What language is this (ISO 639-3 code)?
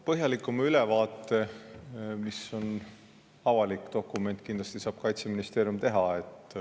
est